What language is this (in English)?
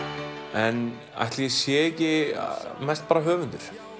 Icelandic